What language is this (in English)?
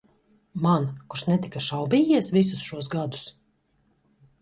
Latvian